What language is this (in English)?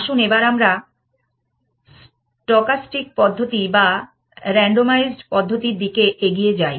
Bangla